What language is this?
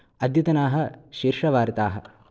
Sanskrit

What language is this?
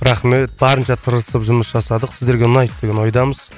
Kazakh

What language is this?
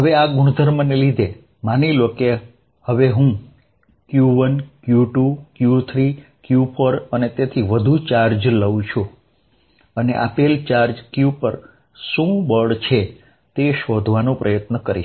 Gujarati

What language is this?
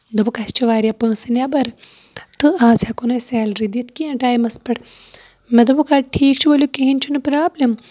Kashmiri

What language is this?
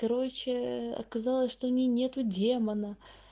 Russian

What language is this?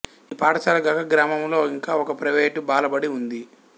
Telugu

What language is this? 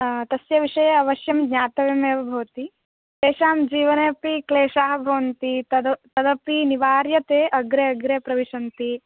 Sanskrit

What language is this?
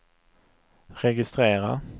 Swedish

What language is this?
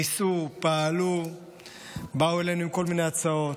Hebrew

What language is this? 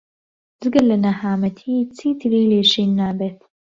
Central Kurdish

